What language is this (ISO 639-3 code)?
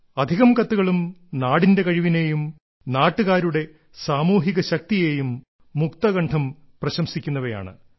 mal